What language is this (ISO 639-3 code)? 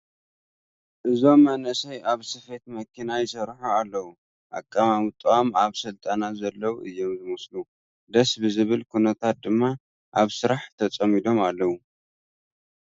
tir